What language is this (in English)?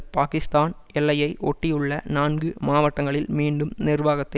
Tamil